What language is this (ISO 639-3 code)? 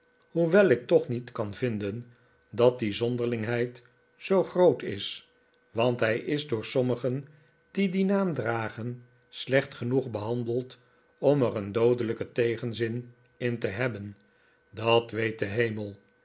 nld